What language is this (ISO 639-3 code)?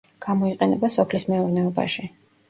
kat